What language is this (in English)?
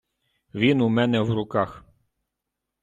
Ukrainian